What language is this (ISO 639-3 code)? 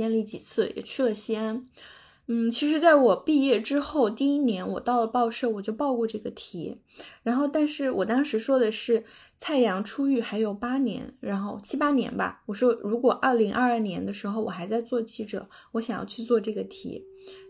zho